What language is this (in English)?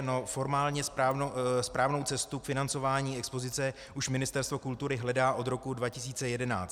Czech